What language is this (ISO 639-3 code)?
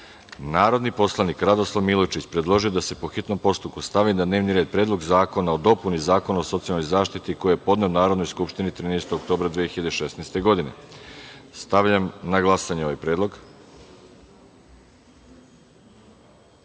srp